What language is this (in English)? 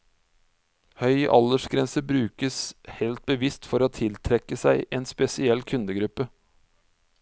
Norwegian